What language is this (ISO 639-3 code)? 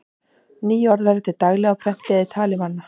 isl